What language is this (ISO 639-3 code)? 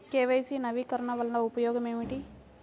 tel